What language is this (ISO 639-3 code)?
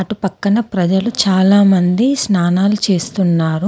tel